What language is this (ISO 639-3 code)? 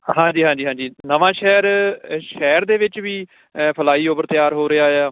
pan